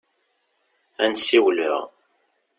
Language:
Kabyle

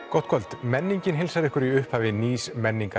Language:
Icelandic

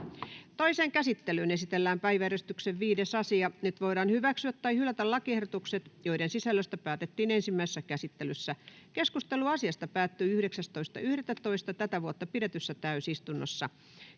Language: Finnish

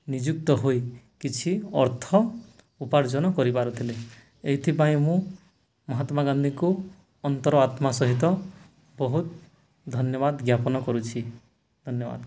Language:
Odia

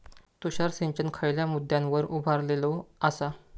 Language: Marathi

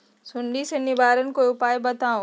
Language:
Magahi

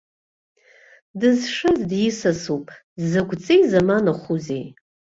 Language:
Abkhazian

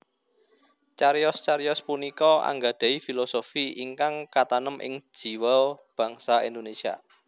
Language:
Javanese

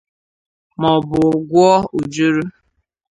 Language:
Igbo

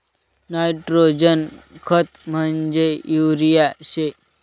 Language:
Marathi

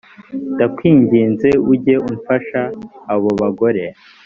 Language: Kinyarwanda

